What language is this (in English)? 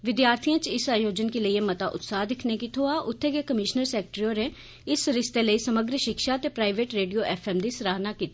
Dogri